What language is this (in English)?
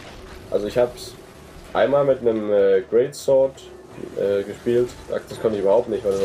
German